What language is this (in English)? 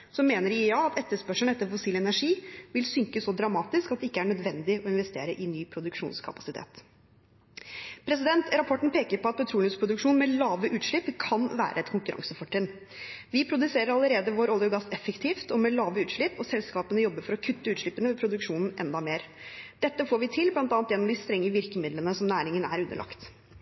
Norwegian Bokmål